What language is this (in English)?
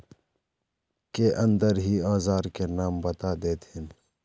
Magahi